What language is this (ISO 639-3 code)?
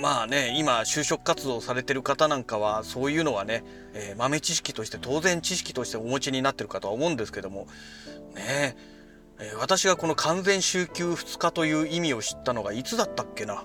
jpn